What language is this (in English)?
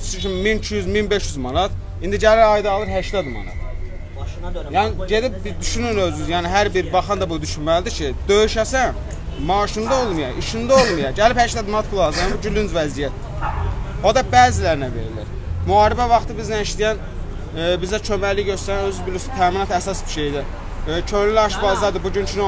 Turkish